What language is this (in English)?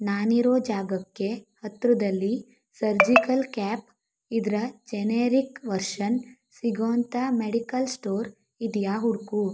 Kannada